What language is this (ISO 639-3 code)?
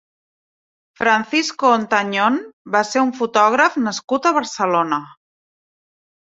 cat